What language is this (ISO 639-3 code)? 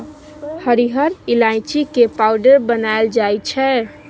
mai